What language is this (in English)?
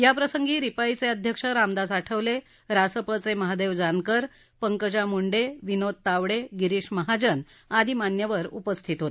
Marathi